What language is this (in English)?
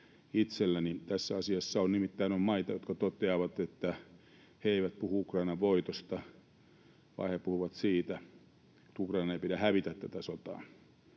Finnish